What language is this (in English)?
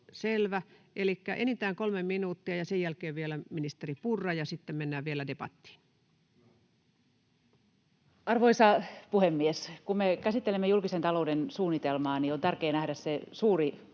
Finnish